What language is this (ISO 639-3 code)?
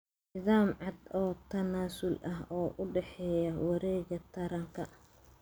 som